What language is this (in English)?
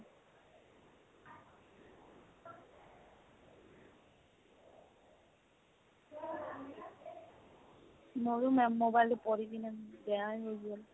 Assamese